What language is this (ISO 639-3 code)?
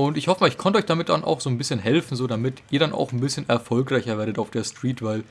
deu